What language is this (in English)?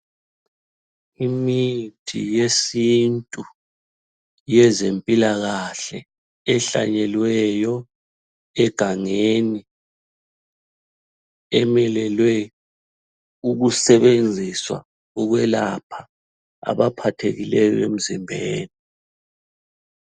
North Ndebele